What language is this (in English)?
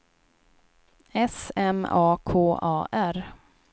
Swedish